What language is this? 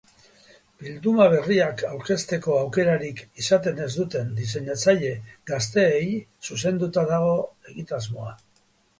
Basque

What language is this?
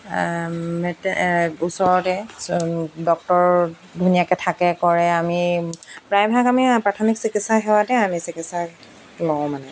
Assamese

